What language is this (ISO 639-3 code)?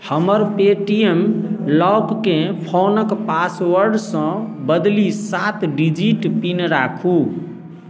mai